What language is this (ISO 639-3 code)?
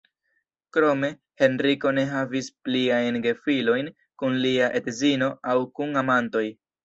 epo